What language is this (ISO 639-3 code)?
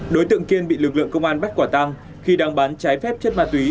vie